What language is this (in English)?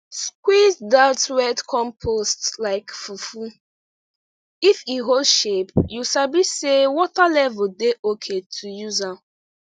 Nigerian Pidgin